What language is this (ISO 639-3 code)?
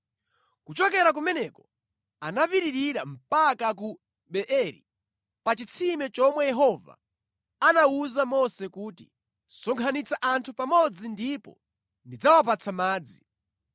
nya